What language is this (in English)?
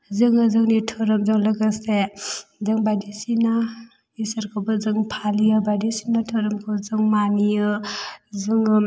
Bodo